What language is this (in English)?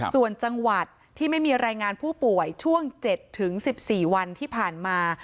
Thai